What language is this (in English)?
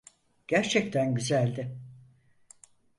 Turkish